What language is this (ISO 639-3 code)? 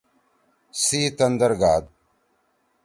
trw